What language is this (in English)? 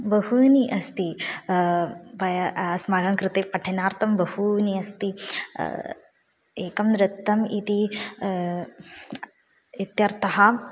Sanskrit